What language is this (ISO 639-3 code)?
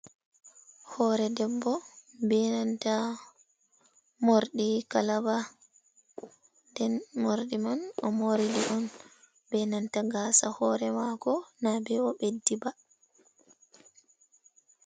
ful